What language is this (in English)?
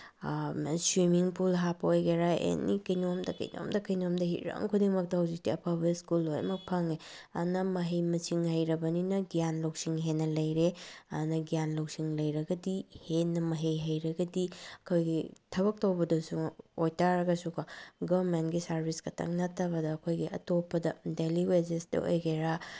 Manipuri